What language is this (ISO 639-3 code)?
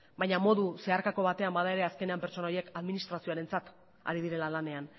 eus